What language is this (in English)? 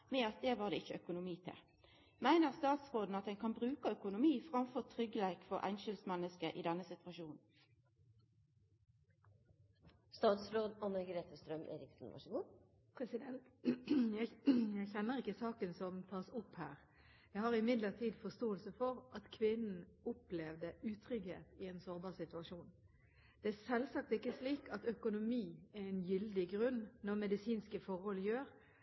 Norwegian